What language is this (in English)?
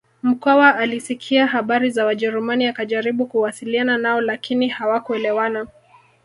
Swahili